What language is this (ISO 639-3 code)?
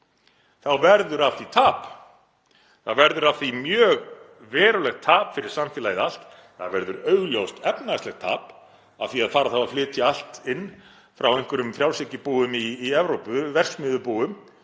isl